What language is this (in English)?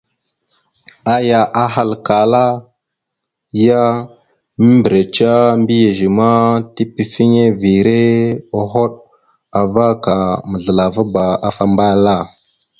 Mada (Cameroon)